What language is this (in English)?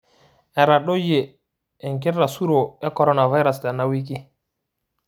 Masai